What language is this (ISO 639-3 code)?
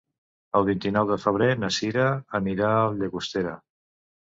cat